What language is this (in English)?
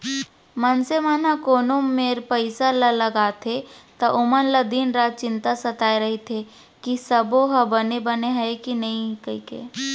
Chhattisgarhi